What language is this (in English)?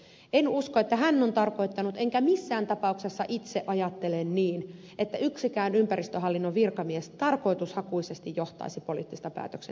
Finnish